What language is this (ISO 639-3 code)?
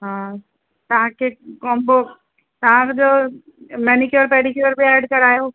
snd